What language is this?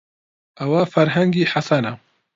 Central Kurdish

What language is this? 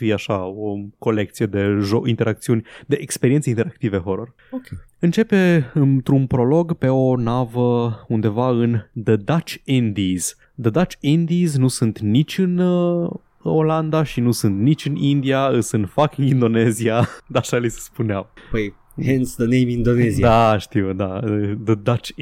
Romanian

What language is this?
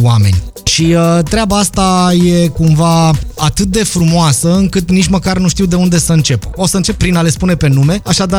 Romanian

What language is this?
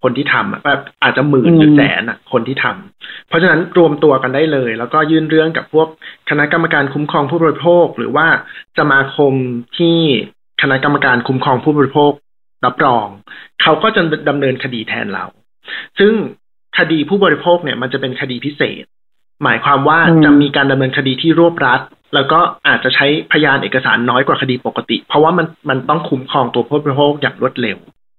Thai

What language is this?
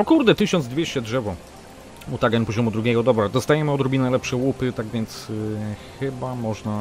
Polish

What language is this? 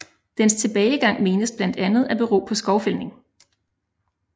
Danish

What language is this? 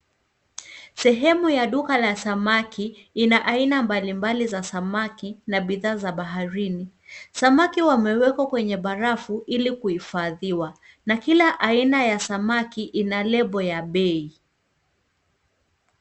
Swahili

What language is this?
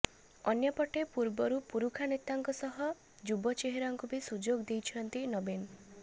Odia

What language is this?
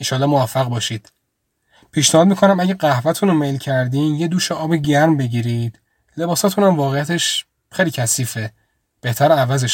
Persian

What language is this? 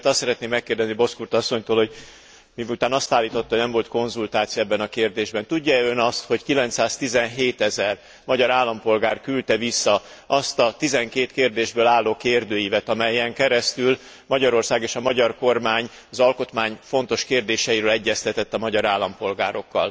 Hungarian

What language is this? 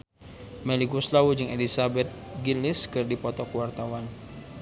Sundanese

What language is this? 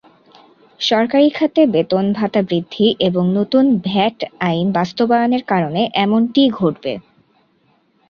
Bangla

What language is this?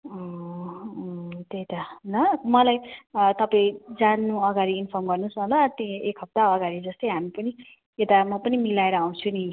Nepali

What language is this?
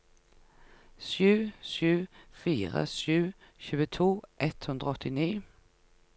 Norwegian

